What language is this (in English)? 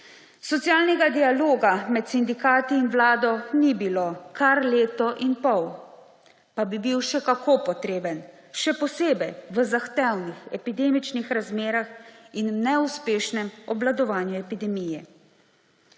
Slovenian